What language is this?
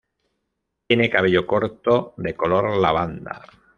Spanish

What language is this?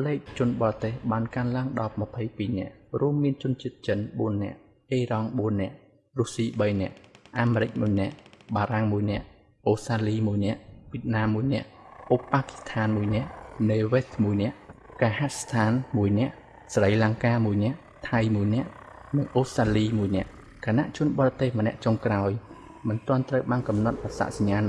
Vietnamese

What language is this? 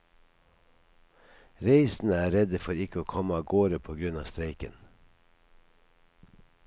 Norwegian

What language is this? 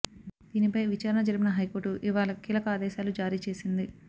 Telugu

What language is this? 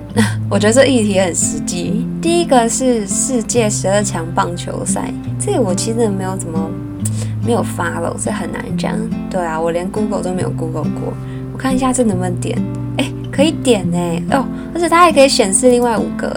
Chinese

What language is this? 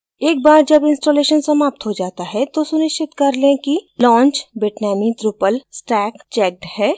Hindi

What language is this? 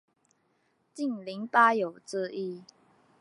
Chinese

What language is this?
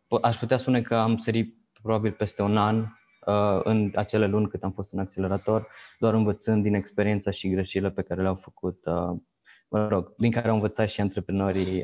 Romanian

